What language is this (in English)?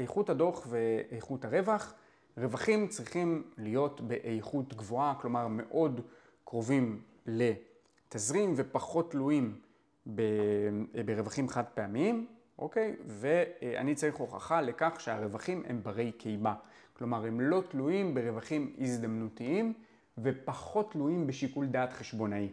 Hebrew